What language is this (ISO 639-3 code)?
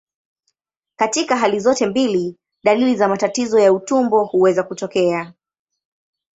swa